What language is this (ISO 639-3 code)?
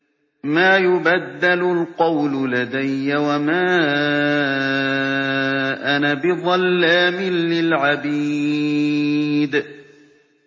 ara